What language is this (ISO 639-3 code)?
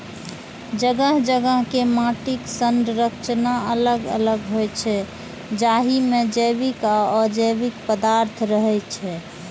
mai